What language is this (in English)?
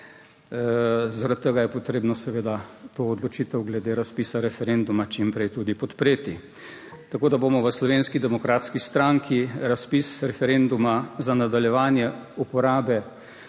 Slovenian